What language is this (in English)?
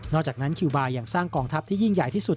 Thai